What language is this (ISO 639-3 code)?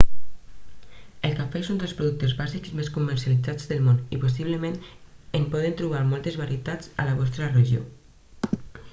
cat